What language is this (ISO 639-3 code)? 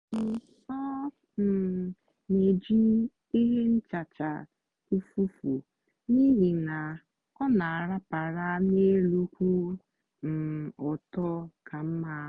ibo